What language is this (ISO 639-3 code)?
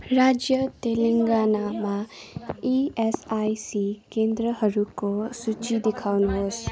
nep